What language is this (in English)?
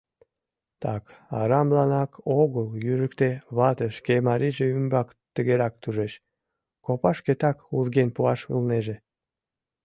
Mari